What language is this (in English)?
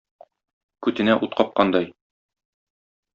Tatar